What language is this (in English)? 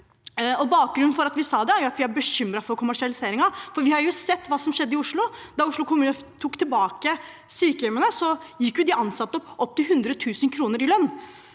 Norwegian